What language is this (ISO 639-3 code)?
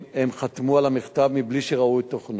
heb